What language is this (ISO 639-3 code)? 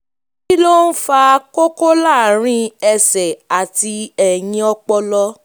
yor